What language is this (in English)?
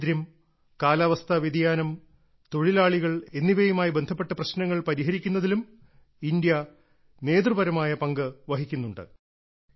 Malayalam